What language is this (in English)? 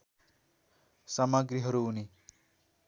Nepali